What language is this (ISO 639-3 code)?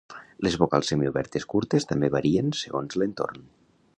cat